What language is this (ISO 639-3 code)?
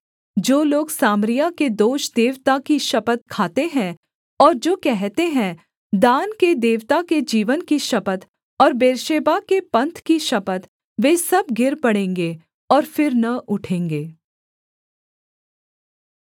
hin